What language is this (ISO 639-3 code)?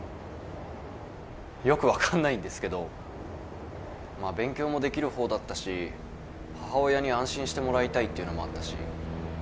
jpn